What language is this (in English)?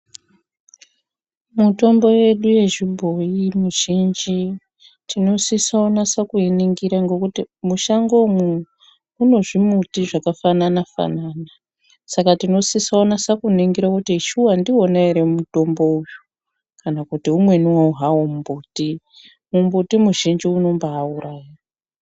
Ndau